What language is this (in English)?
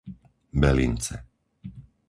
Slovak